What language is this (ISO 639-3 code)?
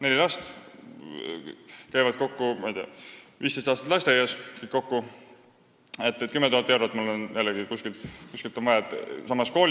est